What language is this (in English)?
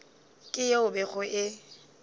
Northern Sotho